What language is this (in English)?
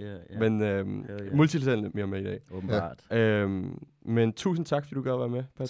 Danish